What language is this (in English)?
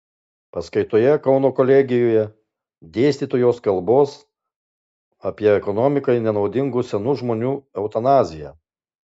Lithuanian